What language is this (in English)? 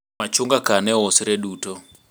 Luo (Kenya and Tanzania)